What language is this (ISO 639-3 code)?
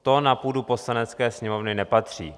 ces